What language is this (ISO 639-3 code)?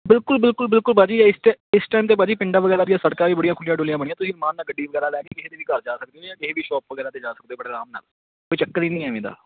pan